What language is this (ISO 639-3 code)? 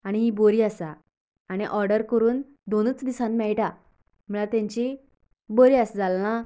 kok